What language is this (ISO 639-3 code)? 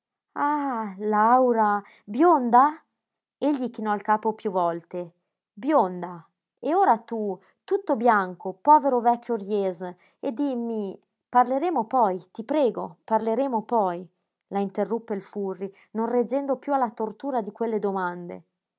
ita